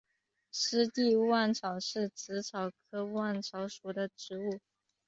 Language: Chinese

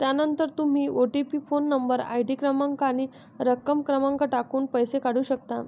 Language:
Marathi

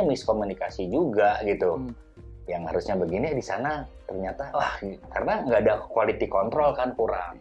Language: Indonesian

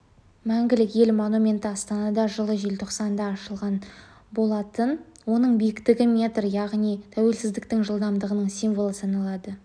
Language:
Kazakh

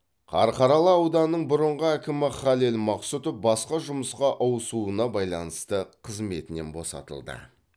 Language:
Kazakh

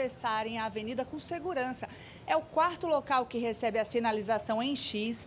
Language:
Portuguese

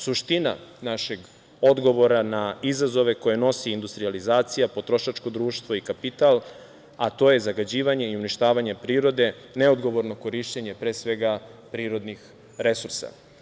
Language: Serbian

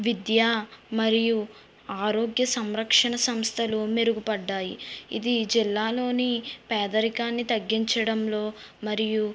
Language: Telugu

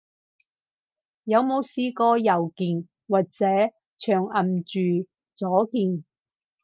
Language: Cantonese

